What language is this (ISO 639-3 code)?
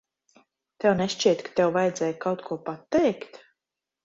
lav